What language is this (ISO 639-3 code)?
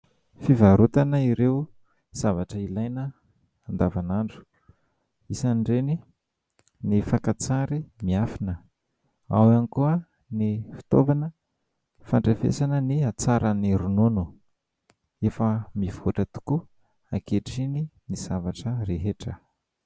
mlg